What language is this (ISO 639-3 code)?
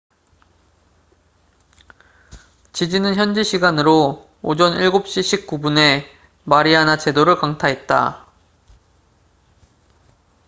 kor